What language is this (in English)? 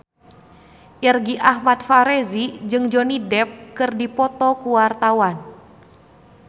Sundanese